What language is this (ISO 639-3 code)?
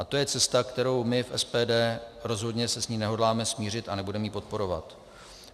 ces